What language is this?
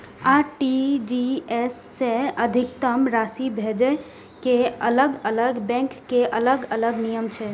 Maithili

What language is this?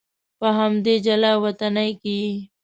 Pashto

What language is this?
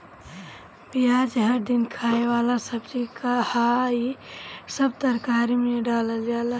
Bhojpuri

